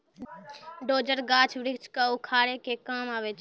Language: Maithili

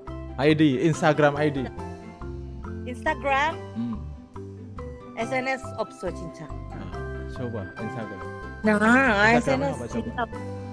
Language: Indonesian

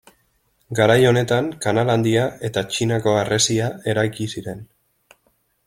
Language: Basque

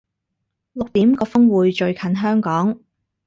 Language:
Cantonese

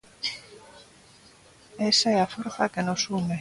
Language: Galician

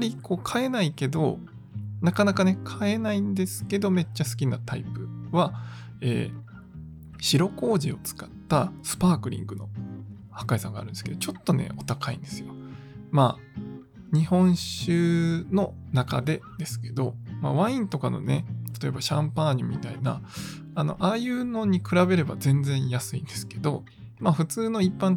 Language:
Japanese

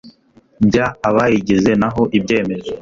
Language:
Kinyarwanda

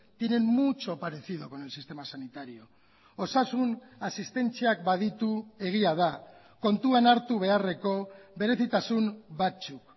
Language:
Basque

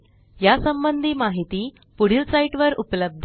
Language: Marathi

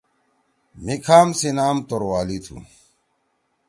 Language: Torwali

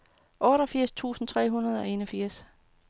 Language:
Danish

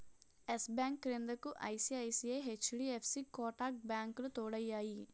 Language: Telugu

